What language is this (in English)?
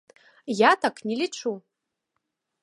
Belarusian